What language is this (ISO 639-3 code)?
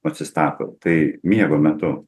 lit